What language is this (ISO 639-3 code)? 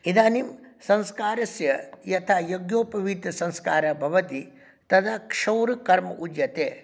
san